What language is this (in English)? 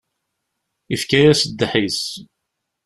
Kabyle